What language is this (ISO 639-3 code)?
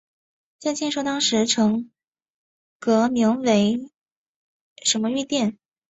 zho